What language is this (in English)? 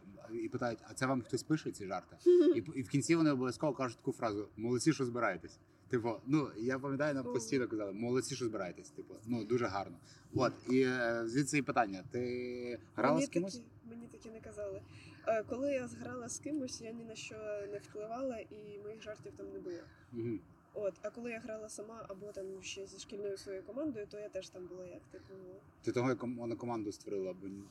Ukrainian